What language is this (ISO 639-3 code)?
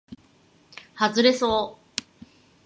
jpn